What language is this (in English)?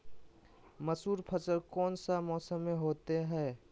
Magahi